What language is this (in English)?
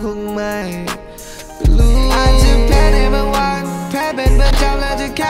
Vietnamese